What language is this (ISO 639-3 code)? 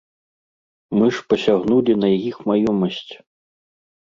bel